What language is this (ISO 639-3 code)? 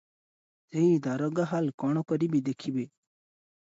ori